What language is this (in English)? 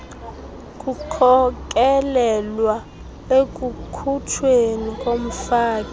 Xhosa